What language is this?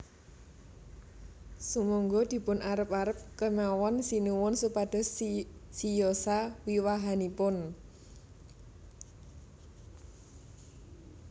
Javanese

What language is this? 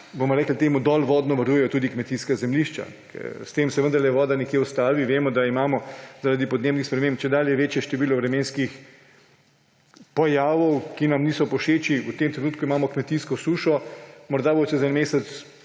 Slovenian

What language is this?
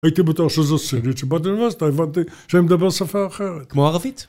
Hebrew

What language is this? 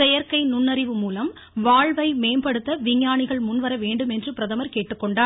Tamil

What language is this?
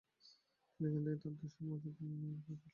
Bangla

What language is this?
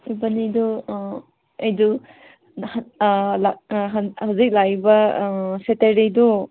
Manipuri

